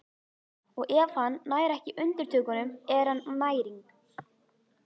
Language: Icelandic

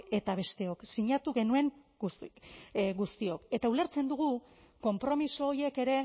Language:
Basque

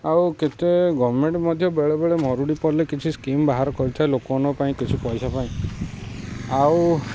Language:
Odia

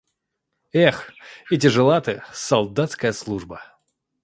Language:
Russian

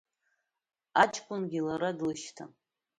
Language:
Abkhazian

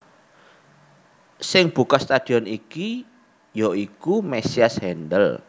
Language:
Javanese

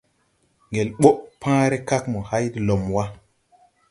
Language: Tupuri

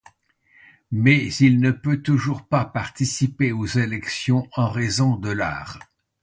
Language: French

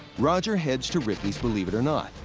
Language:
English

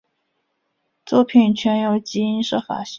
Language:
Chinese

